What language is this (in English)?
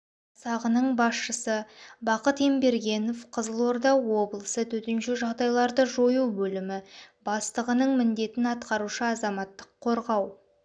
Kazakh